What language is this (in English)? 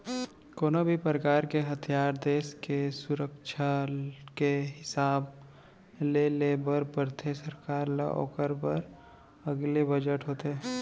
Chhattisgarhi